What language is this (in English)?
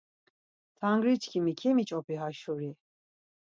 Laz